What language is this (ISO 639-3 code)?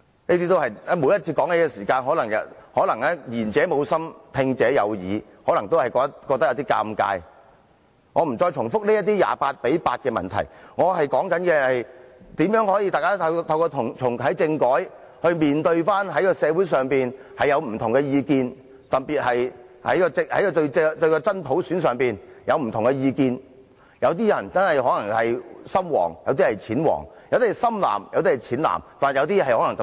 yue